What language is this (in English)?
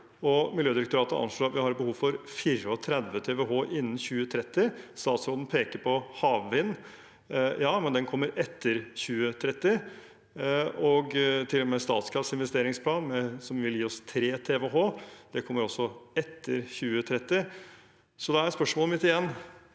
Norwegian